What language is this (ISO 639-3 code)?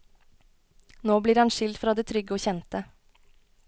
nor